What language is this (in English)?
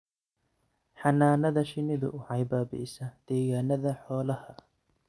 Somali